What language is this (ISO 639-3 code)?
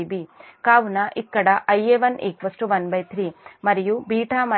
tel